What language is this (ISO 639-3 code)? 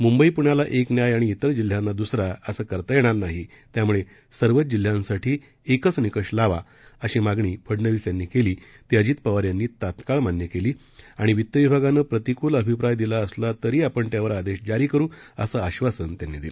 mar